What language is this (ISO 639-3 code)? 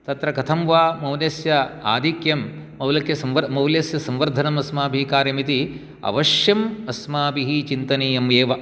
san